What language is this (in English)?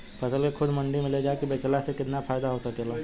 Bhojpuri